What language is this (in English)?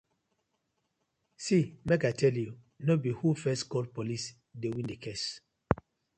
Nigerian Pidgin